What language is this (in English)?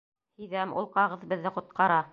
Bashkir